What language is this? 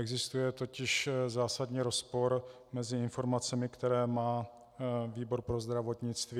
Czech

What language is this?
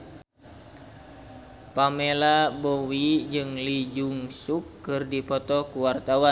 Sundanese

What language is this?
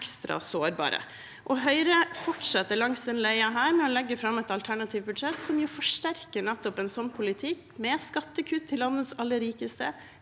Norwegian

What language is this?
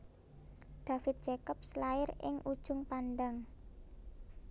Javanese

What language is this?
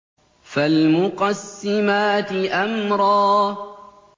Arabic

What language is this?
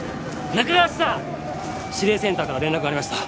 Japanese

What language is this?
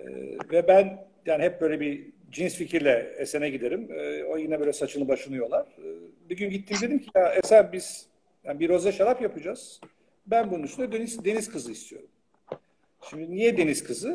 Turkish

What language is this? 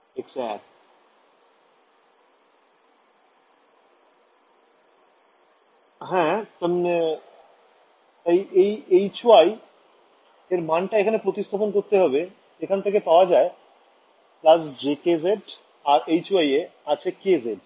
Bangla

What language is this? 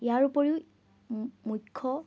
Assamese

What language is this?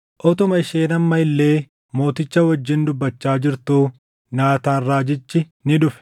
Oromo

